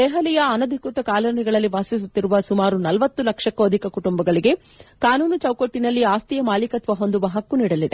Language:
Kannada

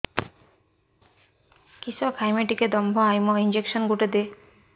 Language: Odia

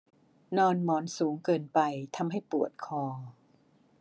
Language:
Thai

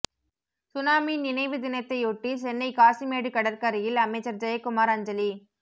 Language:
Tamil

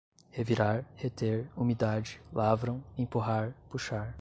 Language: Portuguese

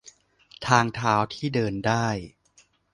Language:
Thai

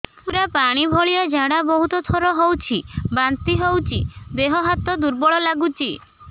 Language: Odia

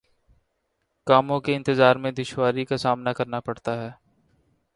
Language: Urdu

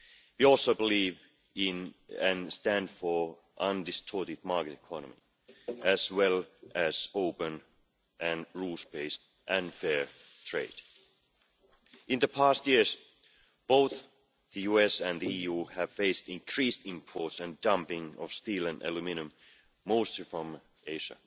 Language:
English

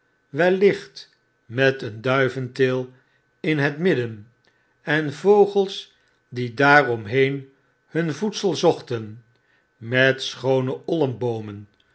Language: Dutch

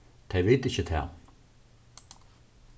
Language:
Faroese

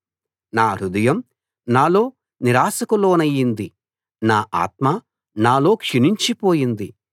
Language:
Telugu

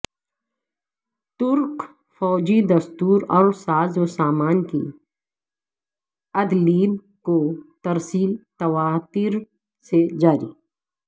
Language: Urdu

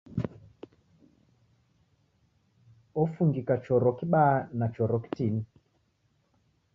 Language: Taita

